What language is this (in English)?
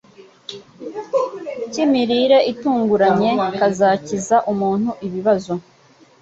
Kinyarwanda